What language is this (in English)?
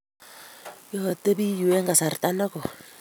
Kalenjin